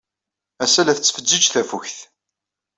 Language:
Kabyle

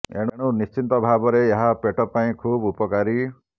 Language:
Odia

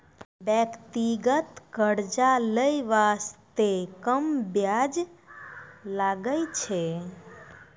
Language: Maithili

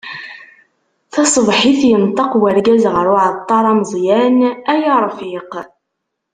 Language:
Kabyle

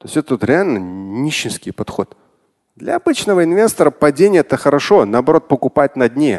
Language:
Russian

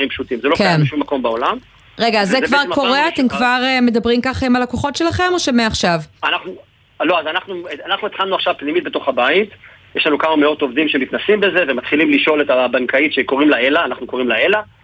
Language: Hebrew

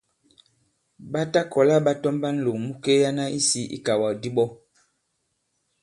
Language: Bankon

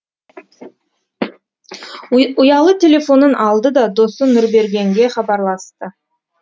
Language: Kazakh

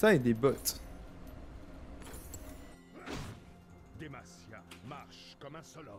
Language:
French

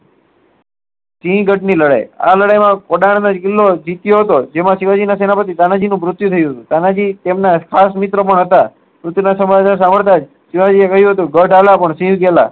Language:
Gujarati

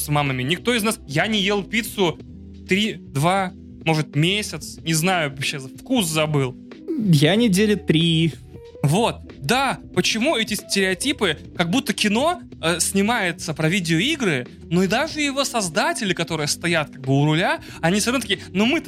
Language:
Russian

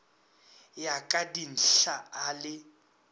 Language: Northern Sotho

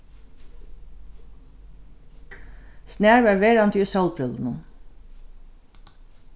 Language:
Faroese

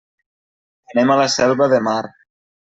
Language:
Catalan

